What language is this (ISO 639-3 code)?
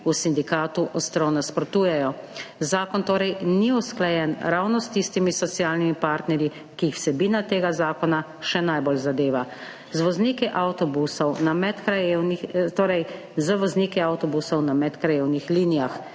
slv